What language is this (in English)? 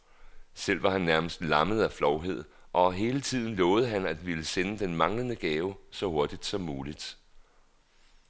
Danish